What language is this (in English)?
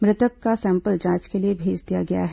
Hindi